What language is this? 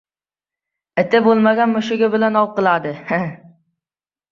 Uzbek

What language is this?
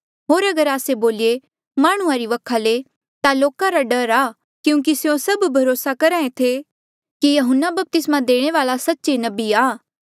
Mandeali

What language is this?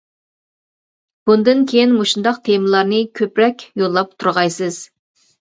Uyghur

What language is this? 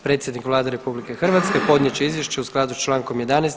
Croatian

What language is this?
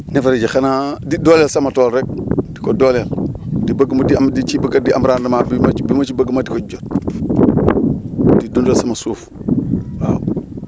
Wolof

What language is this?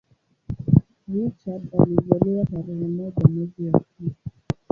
Swahili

